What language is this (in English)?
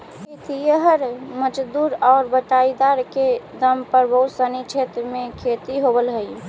Magahi